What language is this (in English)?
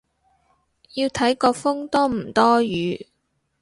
Cantonese